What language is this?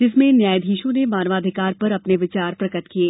Hindi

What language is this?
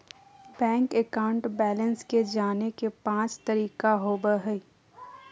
Magahi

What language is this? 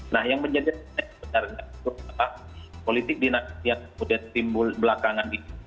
Indonesian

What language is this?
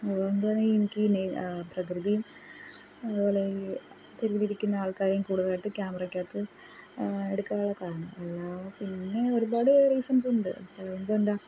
Malayalam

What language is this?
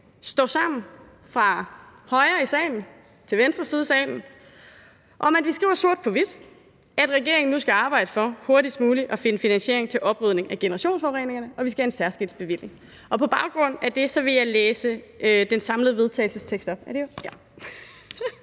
Danish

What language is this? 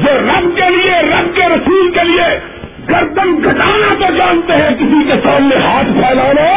Urdu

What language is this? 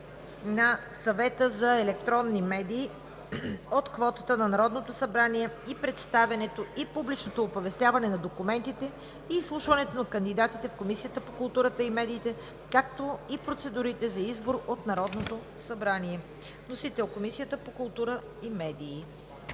Bulgarian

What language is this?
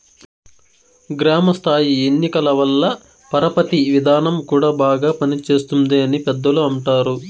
Telugu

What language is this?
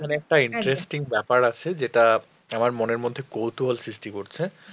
Bangla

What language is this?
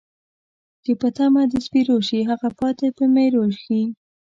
Pashto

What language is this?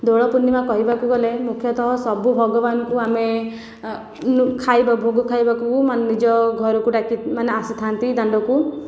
Odia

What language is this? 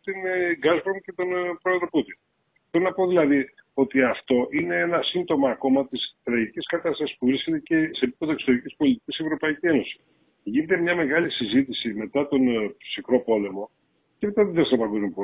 Greek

